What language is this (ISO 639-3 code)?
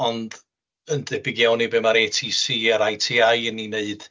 cym